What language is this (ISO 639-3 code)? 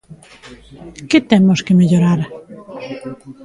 glg